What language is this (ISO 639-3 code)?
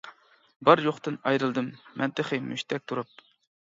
uig